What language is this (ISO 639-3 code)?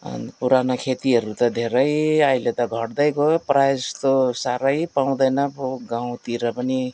nep